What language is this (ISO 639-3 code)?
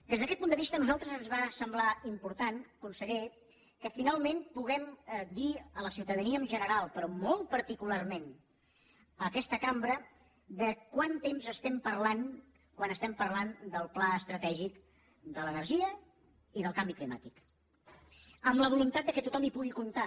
cat